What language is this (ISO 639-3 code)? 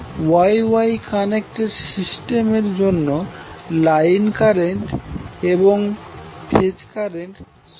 ben